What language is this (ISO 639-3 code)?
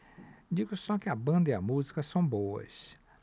por